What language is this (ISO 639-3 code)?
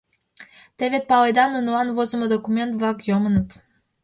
chm